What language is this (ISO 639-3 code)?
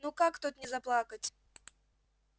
rus